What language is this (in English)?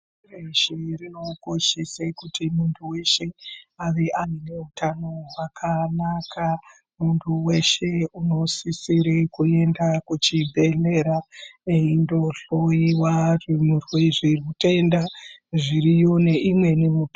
Ndau